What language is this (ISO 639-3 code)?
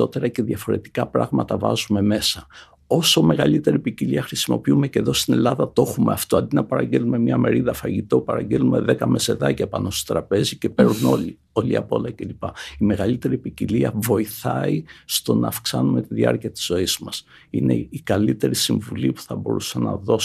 ell